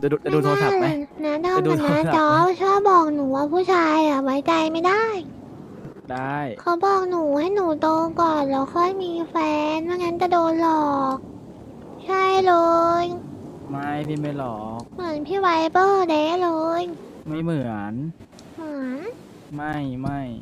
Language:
Thai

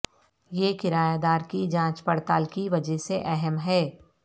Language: Urdu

